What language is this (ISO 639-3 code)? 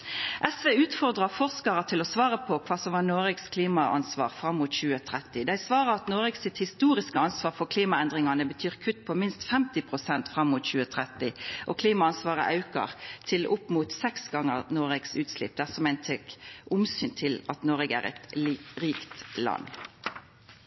nno